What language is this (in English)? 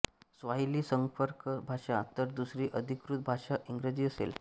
Marathi